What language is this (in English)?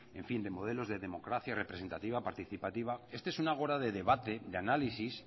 Spanish